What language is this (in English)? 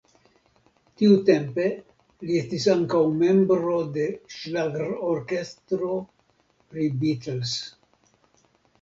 Esperanto